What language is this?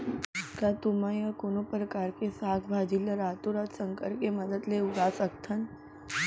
Chhattisgarhi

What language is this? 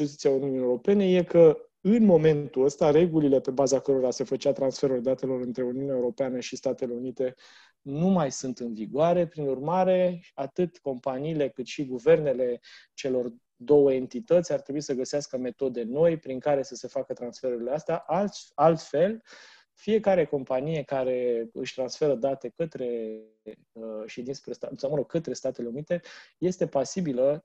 Romanian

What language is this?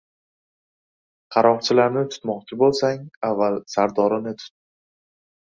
Uzbek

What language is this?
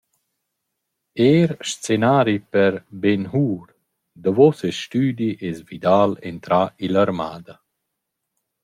Romansh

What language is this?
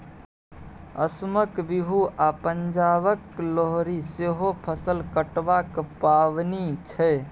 Maithili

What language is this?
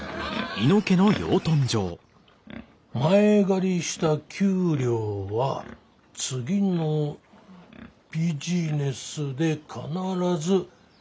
Japanese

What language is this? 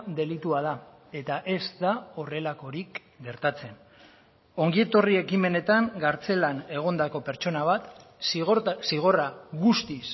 Basque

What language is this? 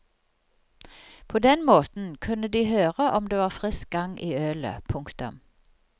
Norwegian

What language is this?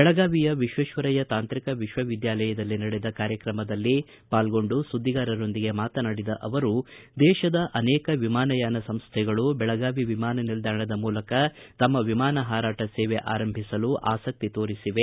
Kannada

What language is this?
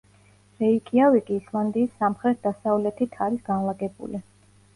Georgian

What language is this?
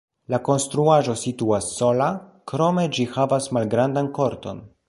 Esperanto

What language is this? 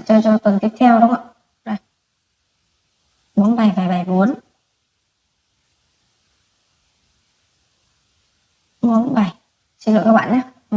Vietnamese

